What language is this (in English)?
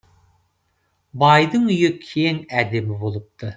Kazakh